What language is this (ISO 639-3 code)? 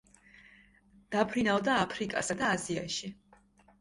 kat